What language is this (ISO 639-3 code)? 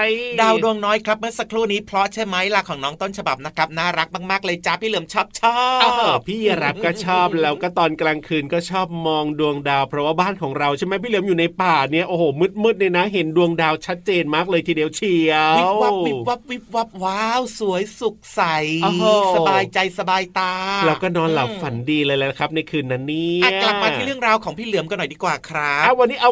tha